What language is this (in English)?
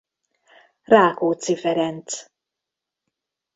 Hungarian